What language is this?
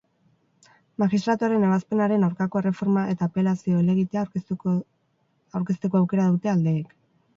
Basque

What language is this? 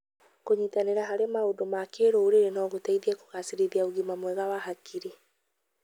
Kikuyu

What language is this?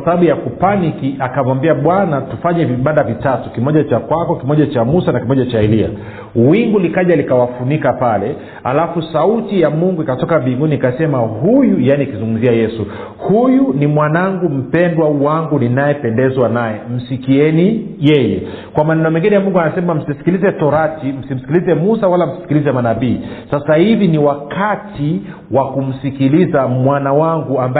Swahili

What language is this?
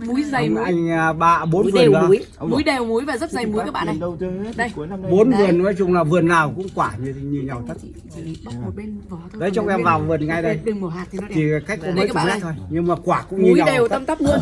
Vietnamese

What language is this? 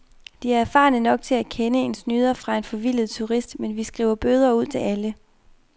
Danish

